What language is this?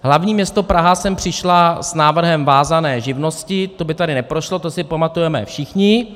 Czech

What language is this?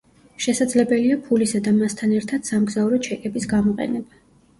Georgian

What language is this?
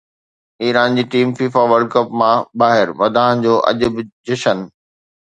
Sindhi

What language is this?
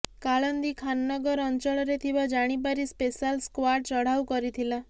Odia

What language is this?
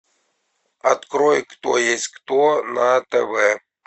Russian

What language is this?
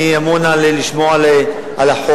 Hebrew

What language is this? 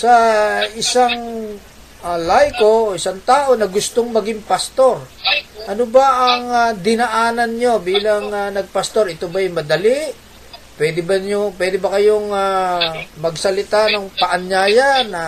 Filipino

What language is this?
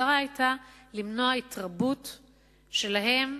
Hebrew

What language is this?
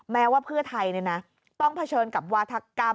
Thai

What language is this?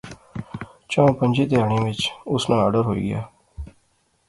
Pahari-Potwari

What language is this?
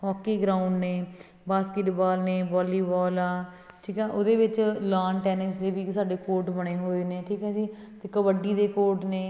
Punjabi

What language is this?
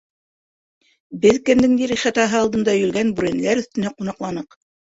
Bashkir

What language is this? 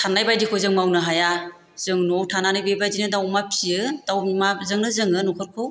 Bodo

